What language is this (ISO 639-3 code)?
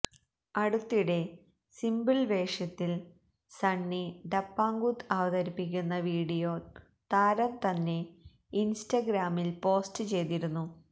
mal